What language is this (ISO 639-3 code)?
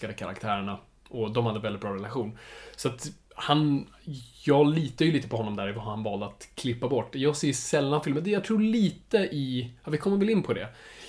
swe